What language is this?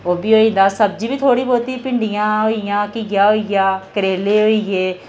Dogri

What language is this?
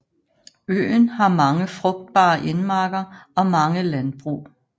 Danish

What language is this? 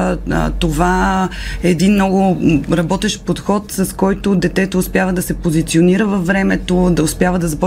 Bulgarian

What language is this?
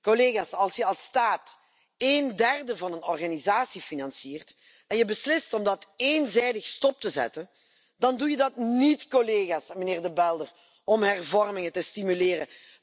Dutch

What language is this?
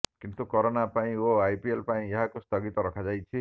Odia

